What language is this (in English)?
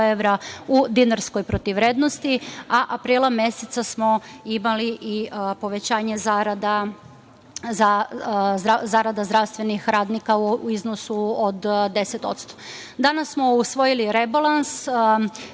Serbian